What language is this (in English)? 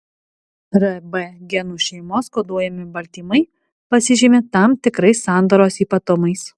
Lithuanian